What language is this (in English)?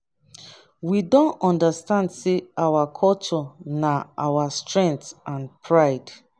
Nigerian Pidgin